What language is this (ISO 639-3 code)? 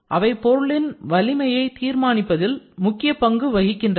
tam